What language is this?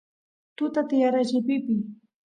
Santiago del Estero Quichua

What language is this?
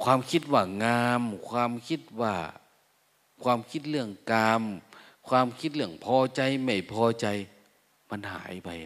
Thai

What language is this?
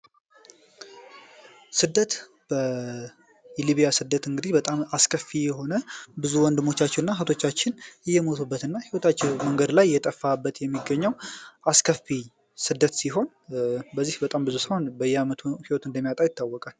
Amharic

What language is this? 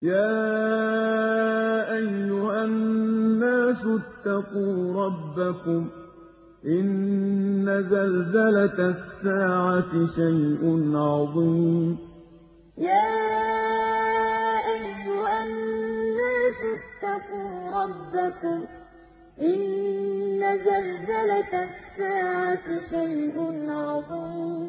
Arabic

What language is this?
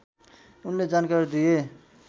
Nepali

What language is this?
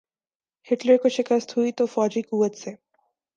Urdu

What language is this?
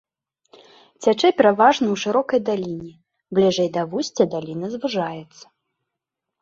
Belarusian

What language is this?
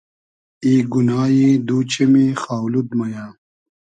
Hazaragi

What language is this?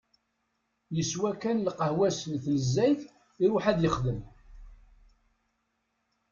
Kabyle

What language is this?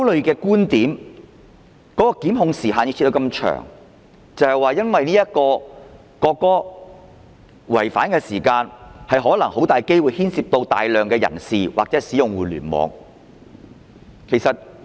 Cantonese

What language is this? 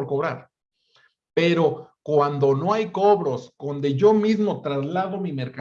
Spanish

